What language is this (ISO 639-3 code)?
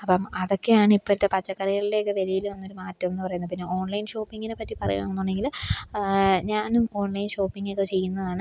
mal